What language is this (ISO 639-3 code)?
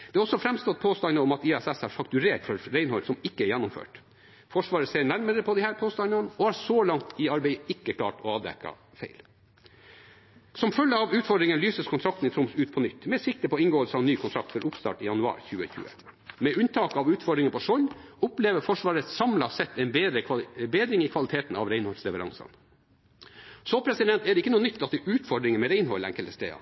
nob